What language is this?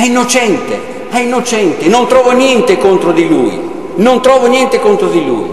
Italian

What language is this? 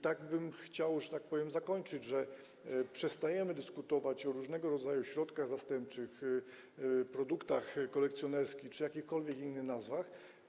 Polish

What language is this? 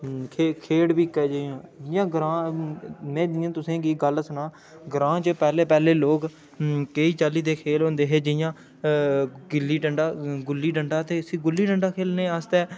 Dogri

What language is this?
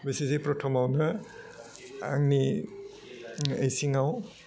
Bodo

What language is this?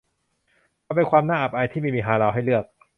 Thai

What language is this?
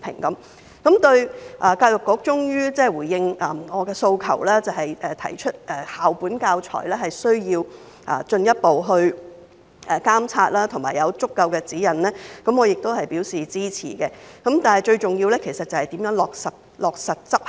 Cantonese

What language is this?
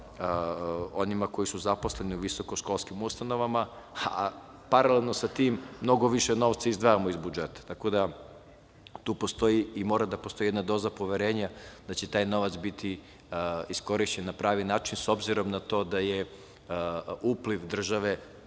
Serbian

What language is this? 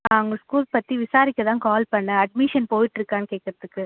Tamil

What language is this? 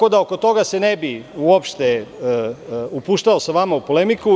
Serbian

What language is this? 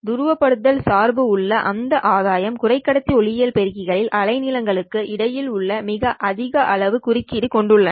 Tamil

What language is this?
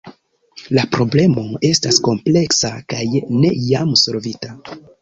Esperanto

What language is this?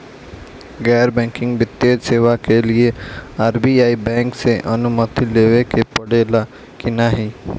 Bhojpuri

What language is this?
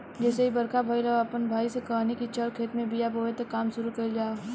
Bhojpuri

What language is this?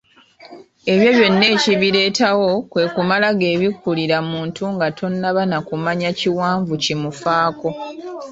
Ganda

